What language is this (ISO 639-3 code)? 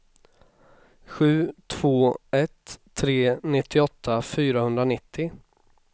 swe